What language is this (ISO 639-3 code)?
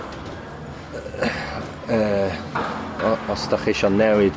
cym